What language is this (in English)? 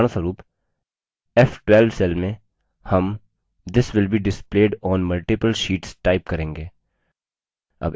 Hindi